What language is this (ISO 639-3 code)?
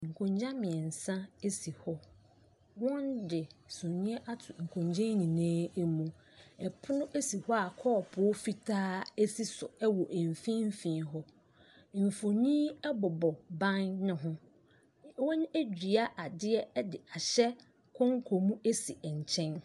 aka